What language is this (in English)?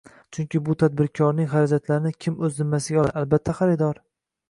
Uzbek